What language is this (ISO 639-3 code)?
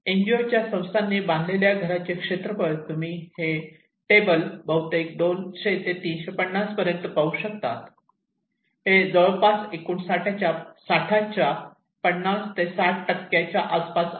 mar